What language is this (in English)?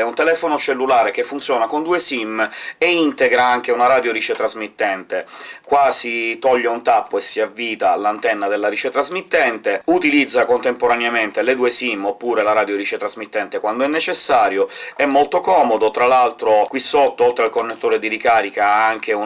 Italian